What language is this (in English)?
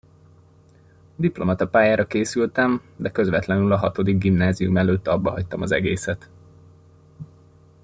Hungarian